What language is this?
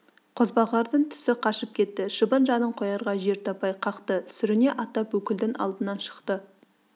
Kazakh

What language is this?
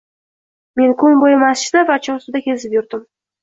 Uzbek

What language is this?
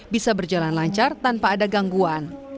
Indonesian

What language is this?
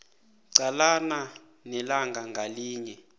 South Ndebele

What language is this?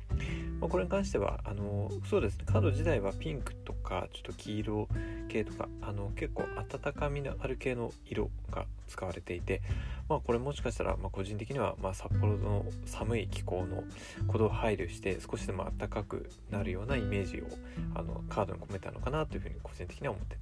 Japanese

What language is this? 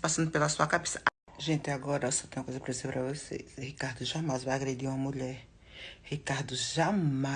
Portuguese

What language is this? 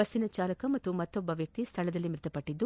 Kannada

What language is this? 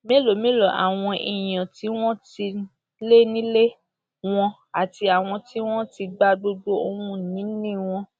Yoruba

